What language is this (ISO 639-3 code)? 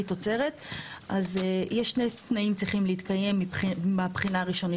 heb